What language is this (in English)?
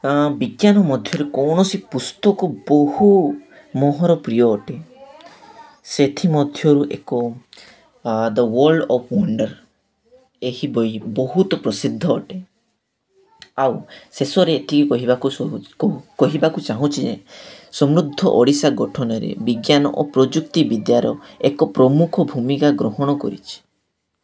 Odia